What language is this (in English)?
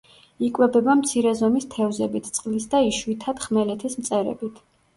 Georgian